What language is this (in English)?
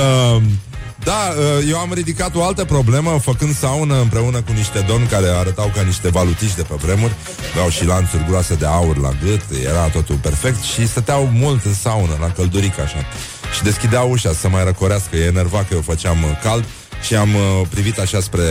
Romanian